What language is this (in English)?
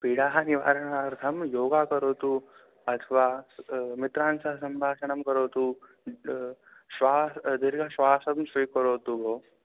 Sanskrit